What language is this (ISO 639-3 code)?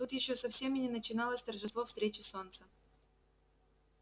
rus